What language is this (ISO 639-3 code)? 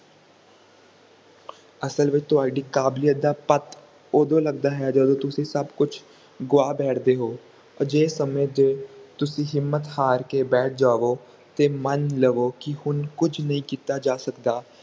pan